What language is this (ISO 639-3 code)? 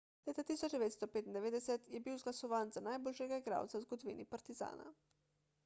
slv